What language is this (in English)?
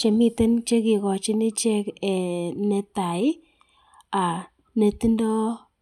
Kalenjin